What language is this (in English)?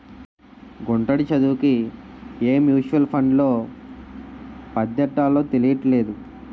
Telugu